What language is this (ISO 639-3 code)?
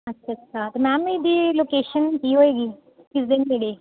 pan